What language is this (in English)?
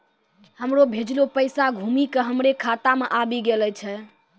Maithili